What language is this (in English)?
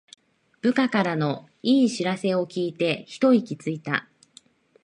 Japanese